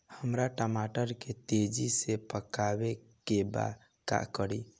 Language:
Bhojpuri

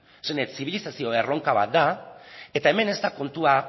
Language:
Basque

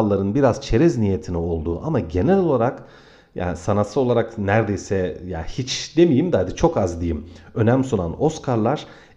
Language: Turkish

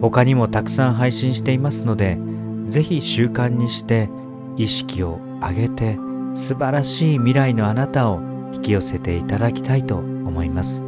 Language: Japanese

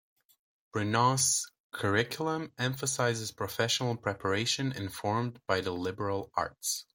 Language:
English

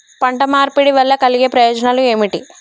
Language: Telugu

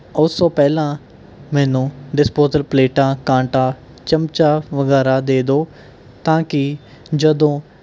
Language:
Punjabi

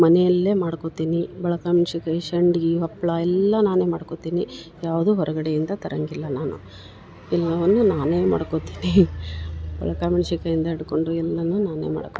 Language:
Kannada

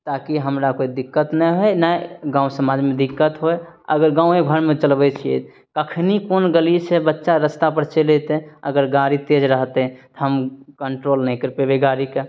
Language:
Maithili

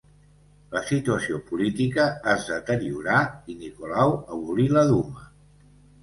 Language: Catalan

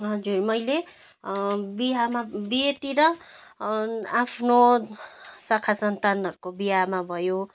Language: Nepali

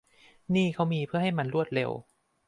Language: Thai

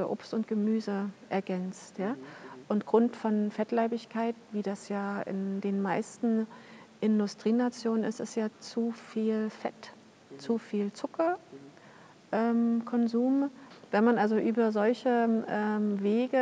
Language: German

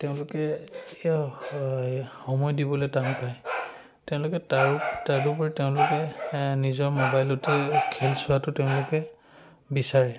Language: Assamese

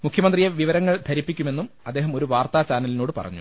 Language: Malayalam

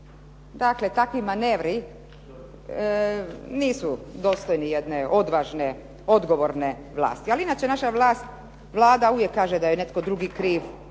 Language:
Croatian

